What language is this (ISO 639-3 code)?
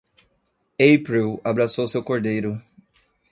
por